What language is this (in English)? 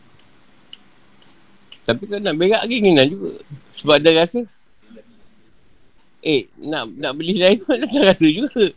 Malay